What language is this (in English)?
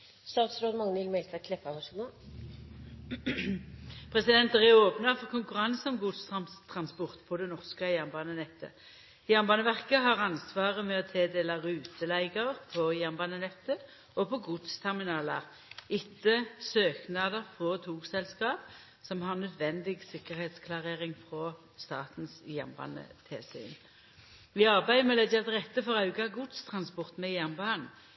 Norwegian Nynorsk